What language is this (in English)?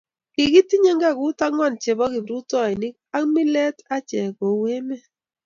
Kalenjin